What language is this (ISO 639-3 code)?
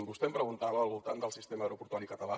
cat